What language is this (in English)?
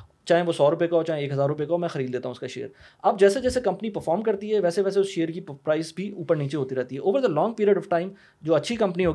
Urdu